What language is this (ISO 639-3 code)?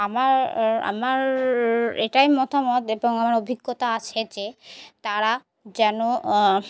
ben